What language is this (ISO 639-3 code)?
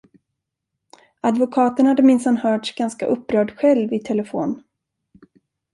swe